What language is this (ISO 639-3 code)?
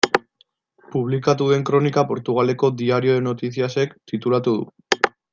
eus